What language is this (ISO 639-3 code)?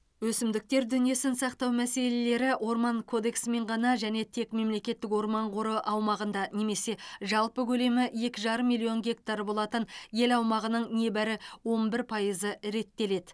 kaz